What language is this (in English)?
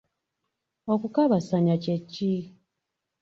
Ganda